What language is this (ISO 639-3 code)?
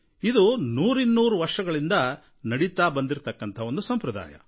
kan